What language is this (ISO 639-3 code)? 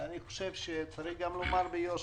heb